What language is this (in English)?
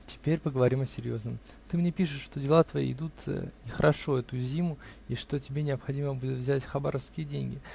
Russian